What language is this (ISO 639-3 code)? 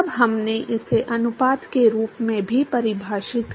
hin